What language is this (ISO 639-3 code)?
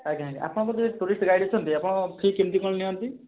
ori